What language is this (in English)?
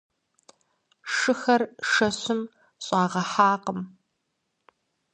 Kabardian